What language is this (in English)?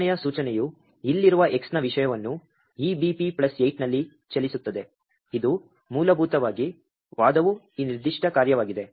Kannada